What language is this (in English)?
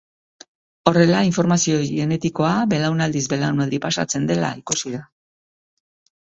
Basque